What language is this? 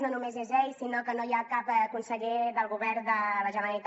Catalan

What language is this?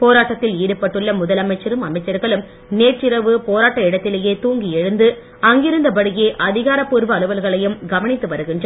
Tamil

